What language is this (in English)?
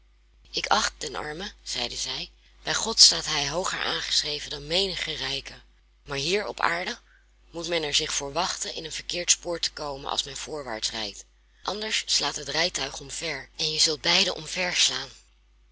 Dutch